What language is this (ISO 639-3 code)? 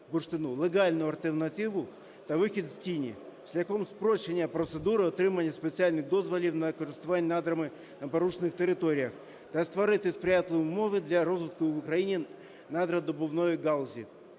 ukr